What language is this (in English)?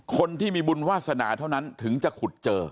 Thai